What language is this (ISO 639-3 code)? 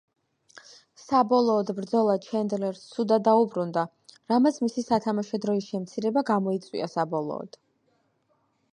kat